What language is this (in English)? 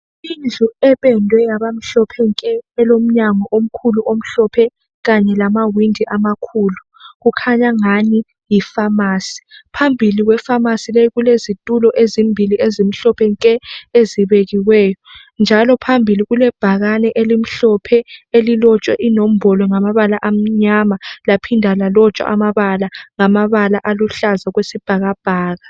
North Ndebele